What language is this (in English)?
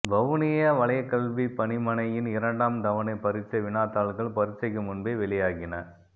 Tamil